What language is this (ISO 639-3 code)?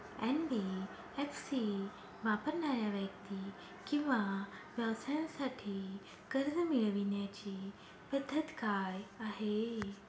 mar